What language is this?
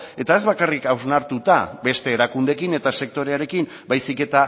Basque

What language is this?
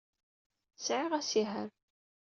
Kabyle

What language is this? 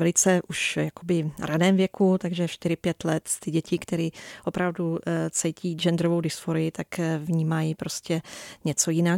Czech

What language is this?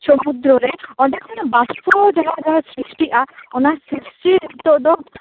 Santali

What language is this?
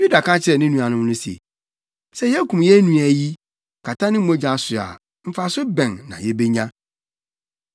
Akan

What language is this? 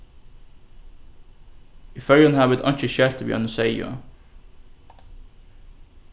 Faroese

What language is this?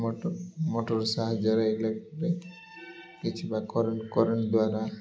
Odia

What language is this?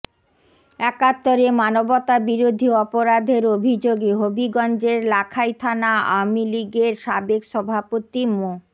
Bangla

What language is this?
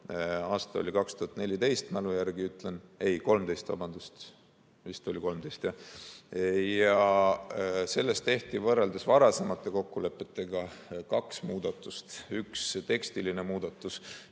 Estonian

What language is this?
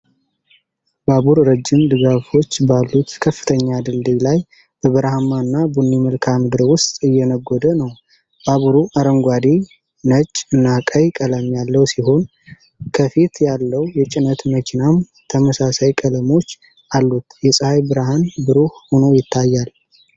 Amharic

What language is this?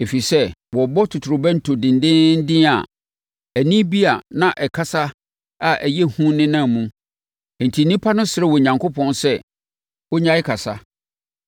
Akan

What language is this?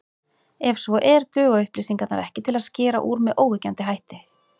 Icelandic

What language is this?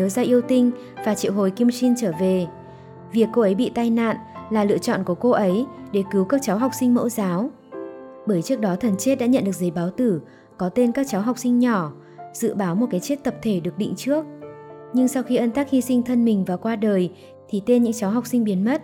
Vietnamese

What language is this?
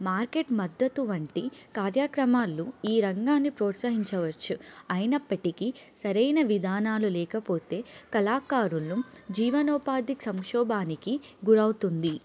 Telugu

